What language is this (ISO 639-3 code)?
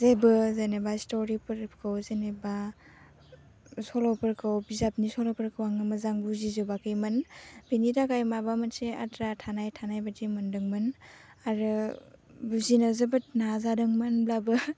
brx